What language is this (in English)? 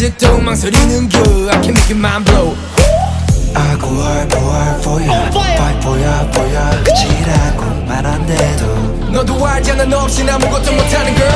Romanian